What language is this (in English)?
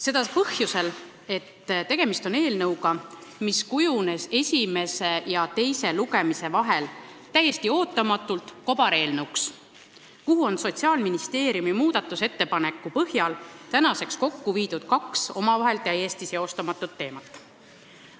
Estonian